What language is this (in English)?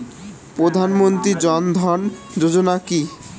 Bangla